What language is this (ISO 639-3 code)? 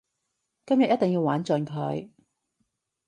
yue